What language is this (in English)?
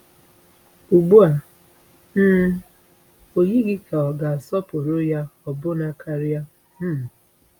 Igbo